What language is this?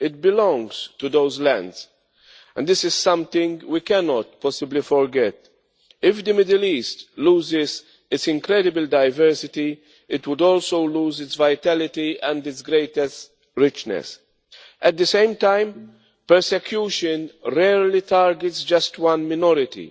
English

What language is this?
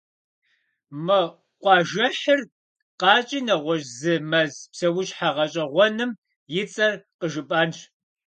Kabardian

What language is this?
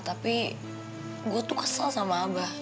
Indonesian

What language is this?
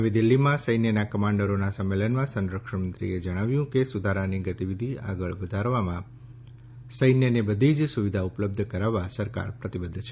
Gujarati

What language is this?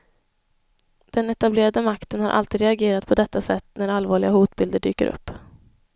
Swedish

